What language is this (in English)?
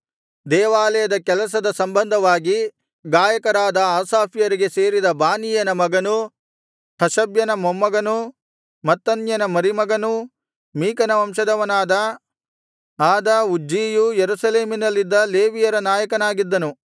Kannada